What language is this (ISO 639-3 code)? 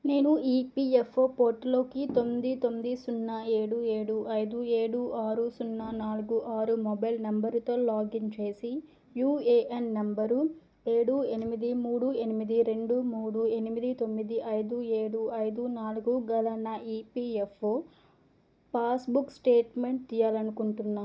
tel